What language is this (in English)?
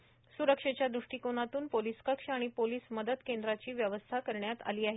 Marathi